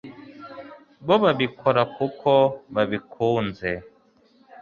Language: Kinyarwanda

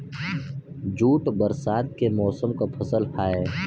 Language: Bhojpuri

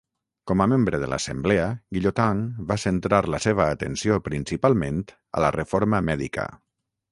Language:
Catalan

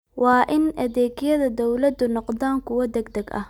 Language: Somali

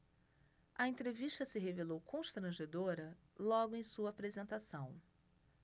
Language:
Portuguese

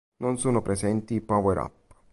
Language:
Italian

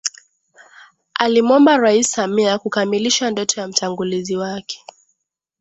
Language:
Swahili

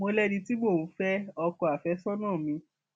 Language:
Yoruba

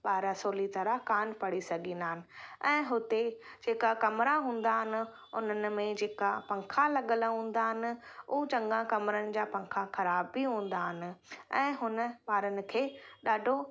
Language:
Sindhi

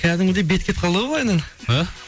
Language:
Kazakh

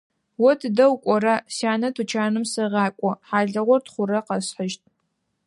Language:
Adyghe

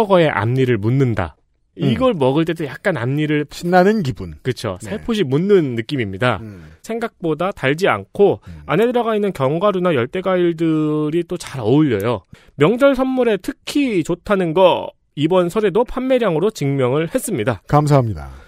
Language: Korean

